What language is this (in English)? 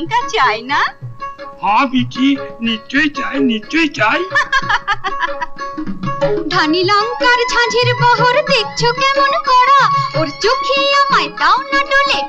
Hindi